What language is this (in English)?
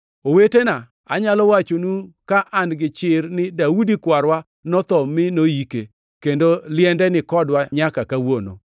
Luo (Kenya and Tanzania)